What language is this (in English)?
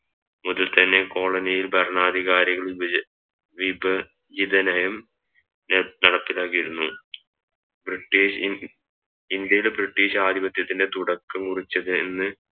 Malayalam